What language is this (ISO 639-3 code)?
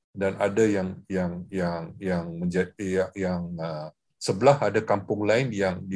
msa